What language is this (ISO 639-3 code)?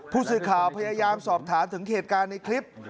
tha